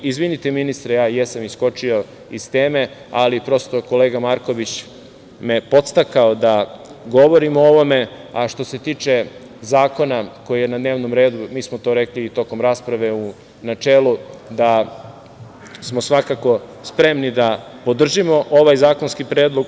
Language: Serbian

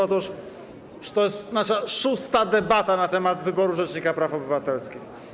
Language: Polish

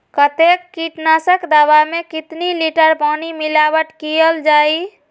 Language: Magahi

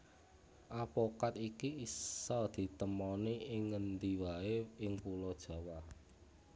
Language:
Javanese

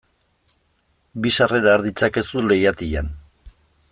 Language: Basque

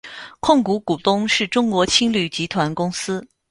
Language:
Chinese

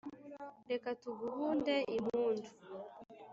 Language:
Kinyarwanda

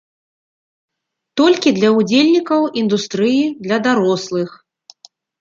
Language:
Belarusian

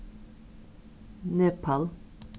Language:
Faroese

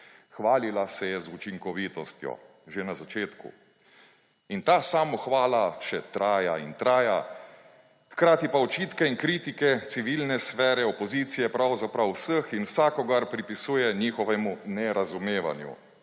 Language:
Slovenian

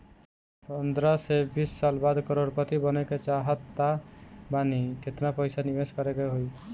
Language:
Bhojpuri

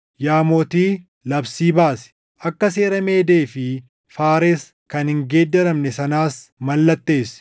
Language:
Oromo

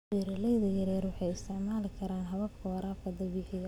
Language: Somali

